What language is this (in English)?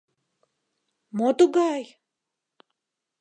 Mari